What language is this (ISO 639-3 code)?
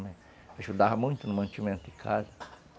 por